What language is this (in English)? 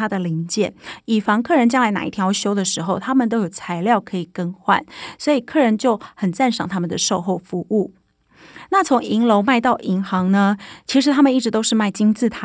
Chinese